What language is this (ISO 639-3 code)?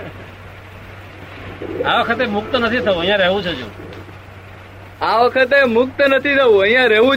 guj